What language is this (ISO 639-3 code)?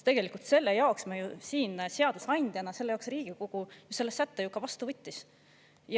est